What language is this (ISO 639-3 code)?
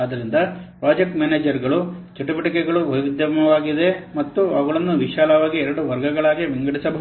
kan